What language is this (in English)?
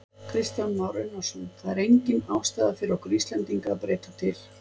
Icelandic